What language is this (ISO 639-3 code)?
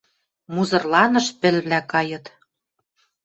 mrj